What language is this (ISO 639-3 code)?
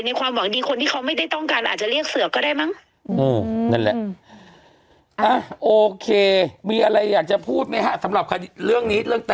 tha